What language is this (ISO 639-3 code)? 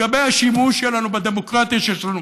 heb